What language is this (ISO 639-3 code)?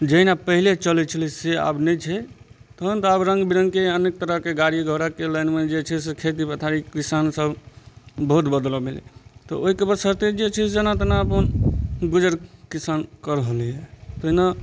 mai